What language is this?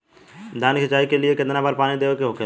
Bhojpuri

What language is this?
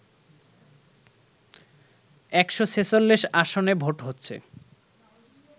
Bangla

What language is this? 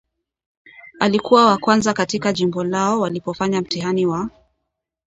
Swahili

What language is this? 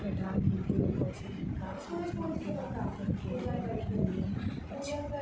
Maithili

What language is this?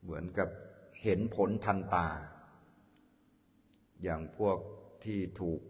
Thai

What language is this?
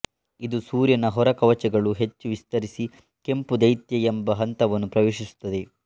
Kannada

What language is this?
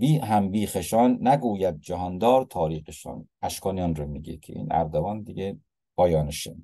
Persian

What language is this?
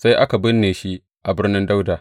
Hausa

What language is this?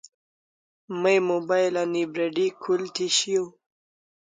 Kalasha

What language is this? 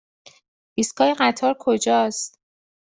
Persian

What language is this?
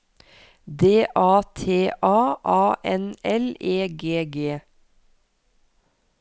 Norwegian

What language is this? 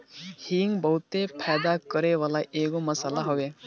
Bhojpuri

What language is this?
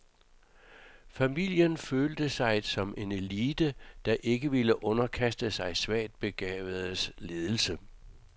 Danish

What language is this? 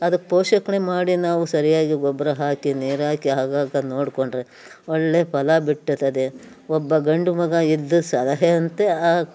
Kannada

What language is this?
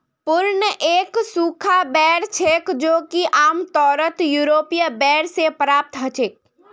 Magahi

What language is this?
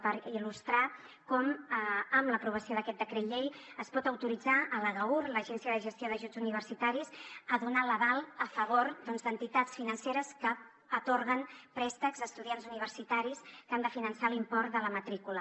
Catalan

